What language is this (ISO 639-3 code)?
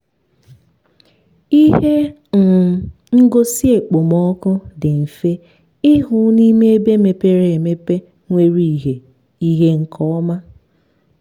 ibo